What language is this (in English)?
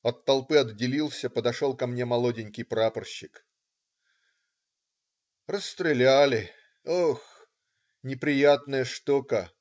Russian